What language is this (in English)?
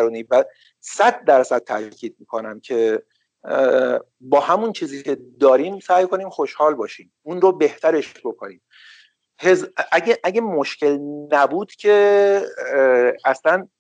Persian